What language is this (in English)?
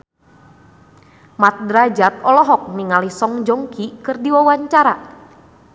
Sundanese